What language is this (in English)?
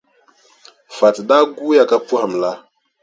Dagbani